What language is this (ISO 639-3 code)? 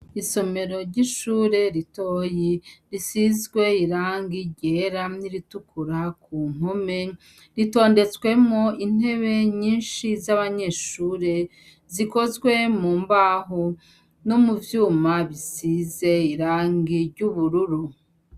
run